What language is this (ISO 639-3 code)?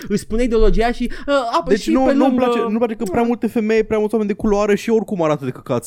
ron